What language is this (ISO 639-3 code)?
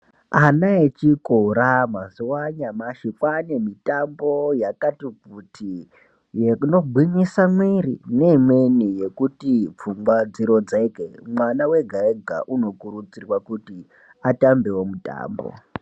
ndc